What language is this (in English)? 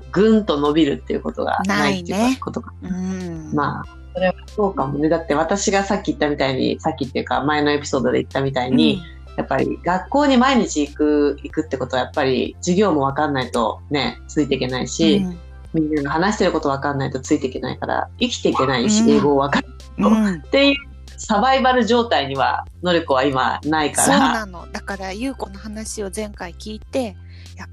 Japanese